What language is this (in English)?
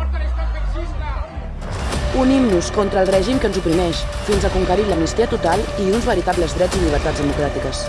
Catalan